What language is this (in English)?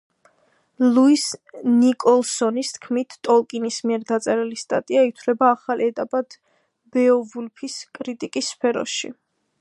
Georgian